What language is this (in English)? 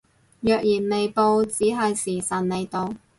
Cantonese